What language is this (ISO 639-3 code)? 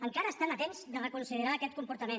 cat